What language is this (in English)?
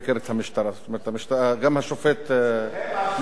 Hebrew